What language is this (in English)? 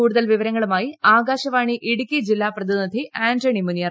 Malayalam